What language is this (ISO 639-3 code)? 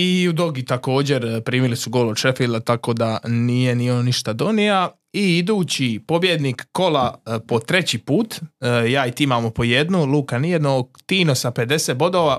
hrv